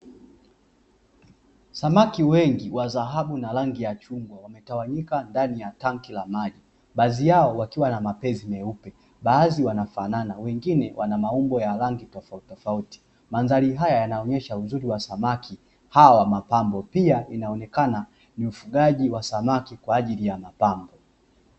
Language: Swahili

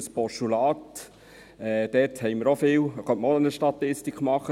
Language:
Swiss German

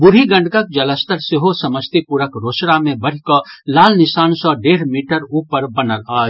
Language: Maithili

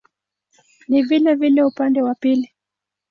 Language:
Swahili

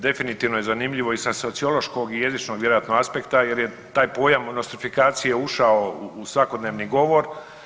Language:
Croatian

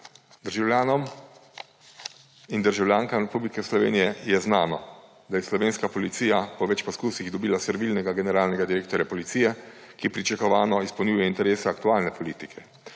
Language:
Slovenian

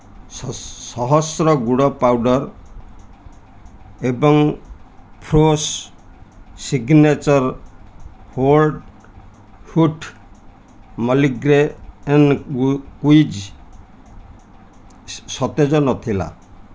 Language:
Odia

